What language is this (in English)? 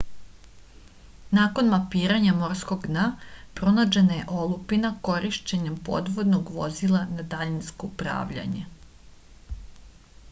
Serbian